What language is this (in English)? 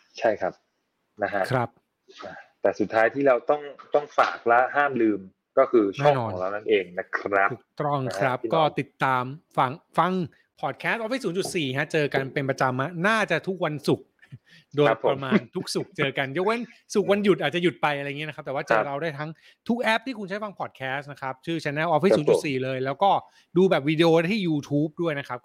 Thai